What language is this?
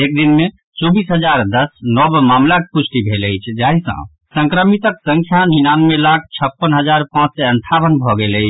Maithili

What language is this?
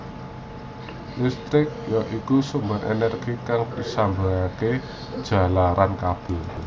Javanese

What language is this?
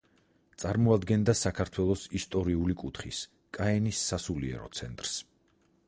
Georgian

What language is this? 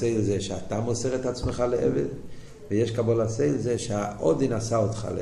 Hebrew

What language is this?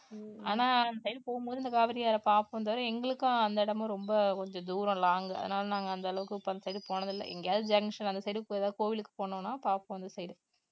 Tamil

